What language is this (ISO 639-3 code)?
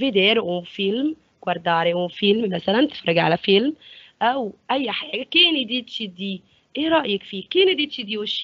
ara